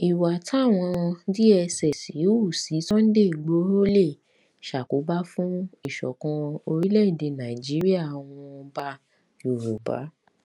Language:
Yoruba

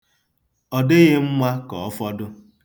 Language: Igbo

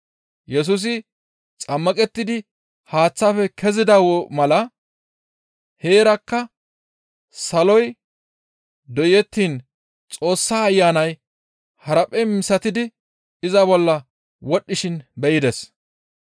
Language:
Gamo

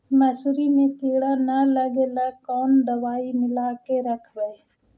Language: Magahi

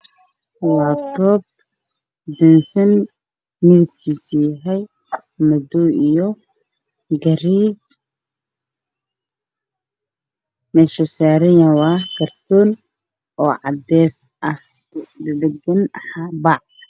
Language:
Somali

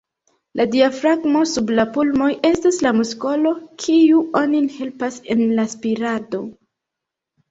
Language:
Esperanto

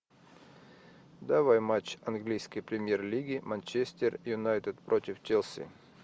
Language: Russian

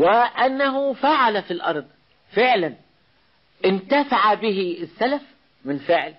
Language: Arabic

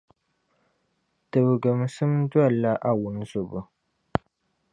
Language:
Dagbani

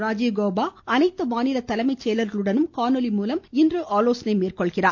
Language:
Tamil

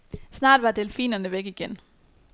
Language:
Danish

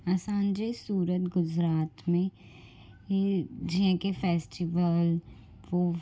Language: Sindhi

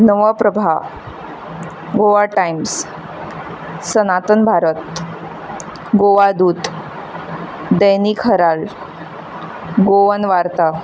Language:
Konkani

